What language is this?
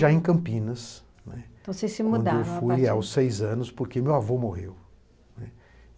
Portuguese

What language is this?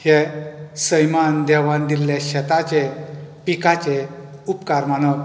Konkani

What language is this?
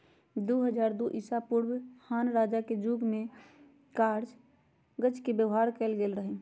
Magahi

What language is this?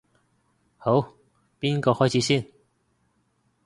Cantonese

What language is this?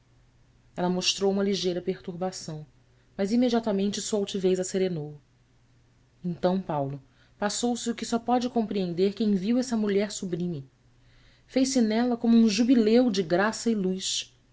Portuguese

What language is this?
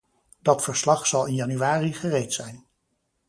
Dutch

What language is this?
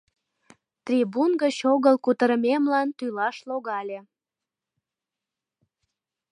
Mari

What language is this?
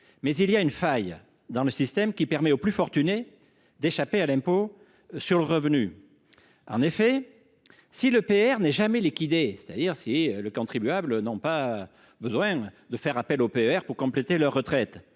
French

